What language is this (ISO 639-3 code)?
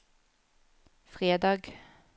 nor